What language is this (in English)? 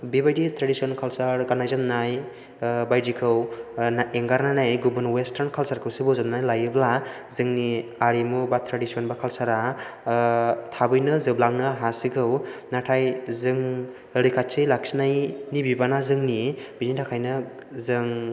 Bodo